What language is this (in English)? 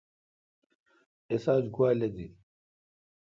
Kalkoti